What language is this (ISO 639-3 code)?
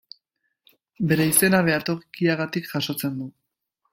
eus